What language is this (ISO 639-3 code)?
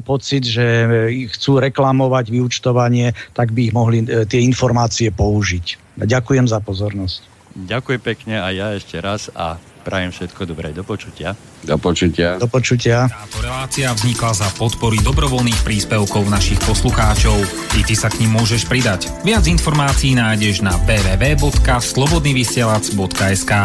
slk